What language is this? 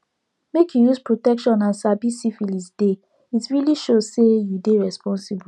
Nigerian Pidgin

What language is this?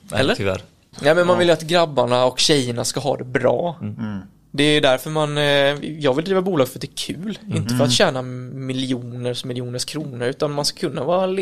Swedish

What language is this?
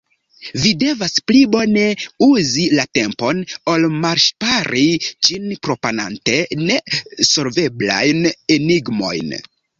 Esperanto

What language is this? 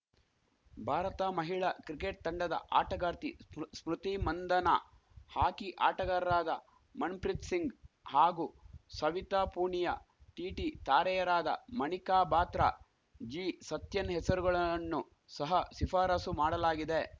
Kannada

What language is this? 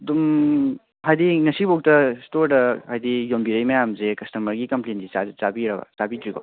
Manipuri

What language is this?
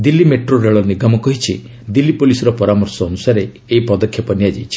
Odia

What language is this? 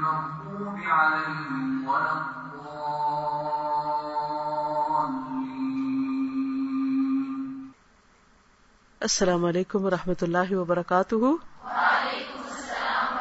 Urdu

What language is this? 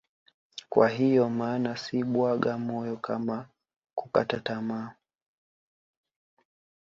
Swahili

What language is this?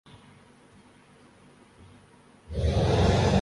Urdu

